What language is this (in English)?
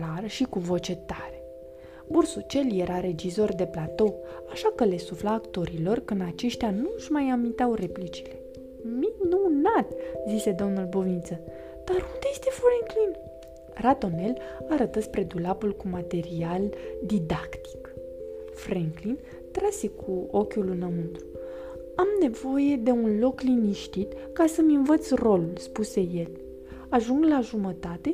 Romanian